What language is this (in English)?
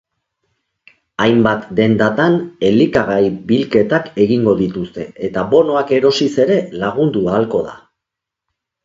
Basque